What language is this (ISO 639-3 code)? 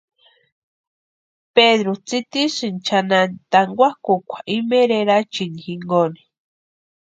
pua